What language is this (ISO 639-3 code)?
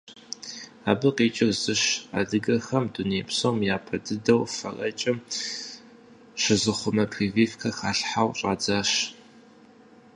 kbd